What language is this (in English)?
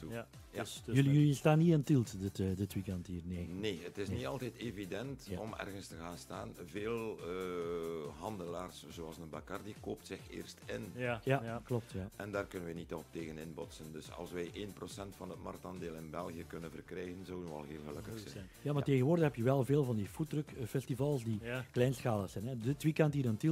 Dutch